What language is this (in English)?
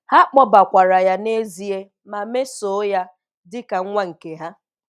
Igbo